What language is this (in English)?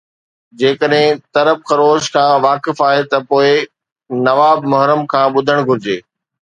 Sindhi